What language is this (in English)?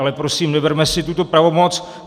Czech